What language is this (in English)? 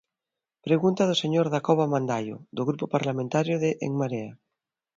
Galician